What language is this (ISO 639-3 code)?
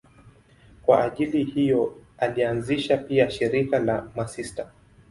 swa